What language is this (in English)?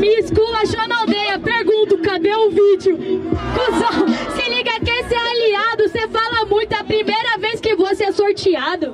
Portuguese